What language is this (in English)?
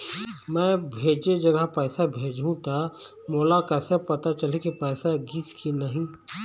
Chhattisgarhi